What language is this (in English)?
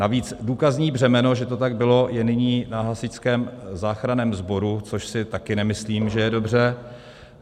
Czech